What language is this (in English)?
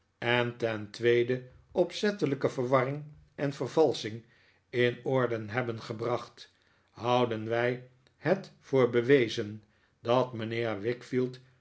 Dutch